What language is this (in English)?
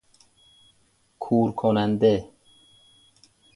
Persian